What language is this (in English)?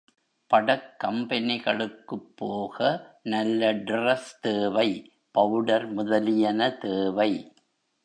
Tamil